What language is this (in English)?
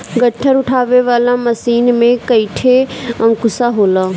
Bhojpuri